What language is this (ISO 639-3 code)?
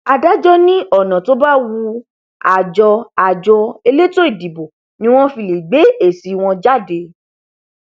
yor